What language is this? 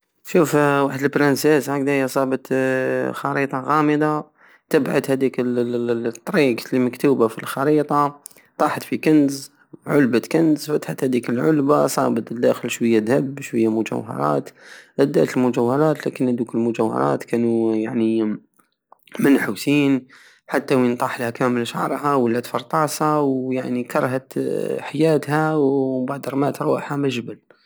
Algerian Saharan Arabic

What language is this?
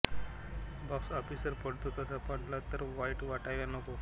Marathi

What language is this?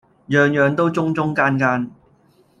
Cantonese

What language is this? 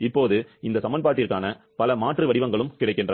Tamil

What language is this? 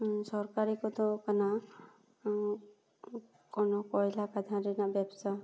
Santali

